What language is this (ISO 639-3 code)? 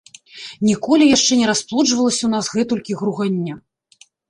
bel